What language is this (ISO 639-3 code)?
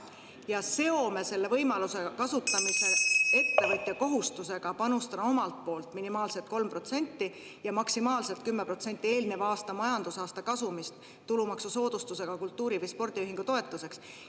est